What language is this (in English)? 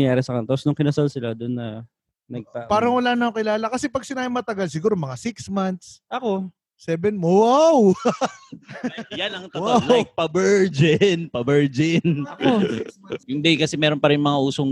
Filipino